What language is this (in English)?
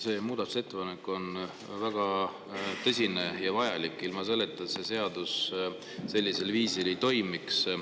Estonian